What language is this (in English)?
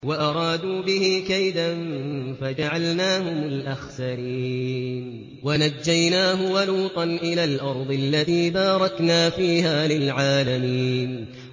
Arabic